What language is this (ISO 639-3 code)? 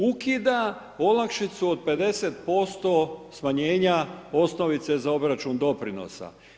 hrv